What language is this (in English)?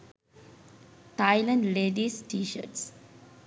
Sinhala